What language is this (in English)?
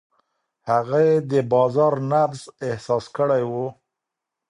Pashto